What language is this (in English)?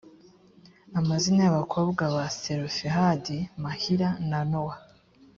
Kinyarwanda